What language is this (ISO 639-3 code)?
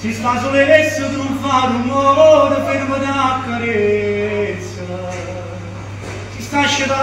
ron